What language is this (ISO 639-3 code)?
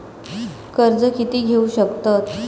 mar